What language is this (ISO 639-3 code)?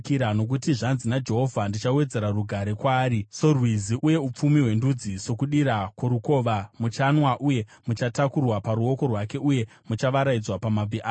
sna